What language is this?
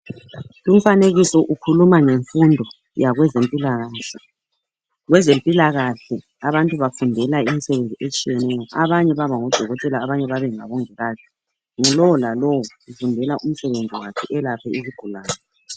North Ndebele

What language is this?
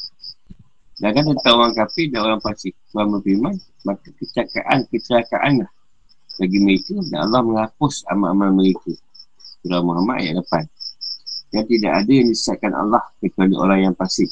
Malay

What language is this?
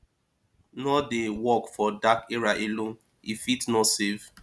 Nigerian Pidgin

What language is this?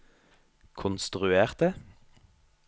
Norwegian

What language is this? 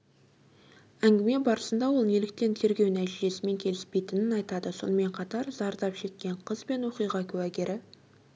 Kazakh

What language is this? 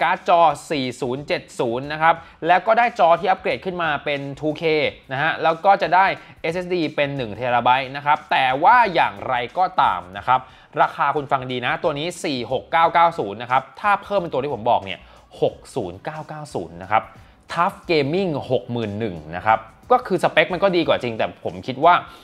Thai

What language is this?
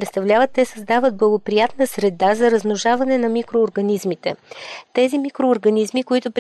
Bulgarian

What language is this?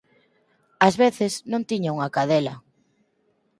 Galician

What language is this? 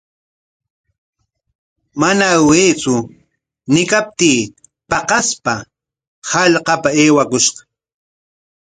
Corongo Ancash Quechua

